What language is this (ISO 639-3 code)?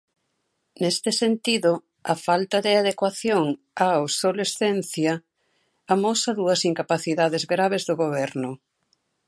glg